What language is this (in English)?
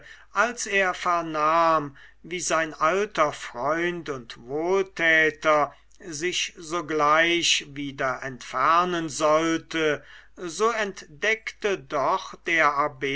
German